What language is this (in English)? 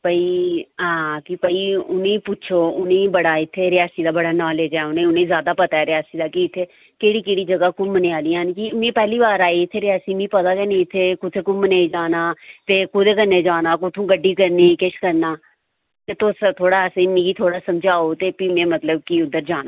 Dogri